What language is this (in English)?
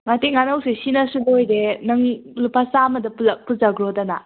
Manipuri